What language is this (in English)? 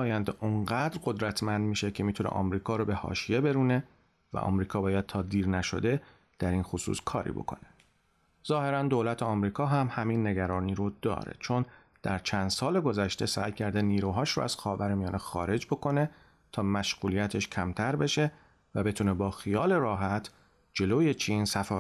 Persian